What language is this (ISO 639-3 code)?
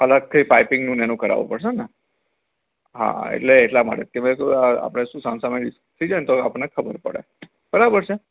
guj